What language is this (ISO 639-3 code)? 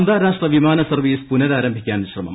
mal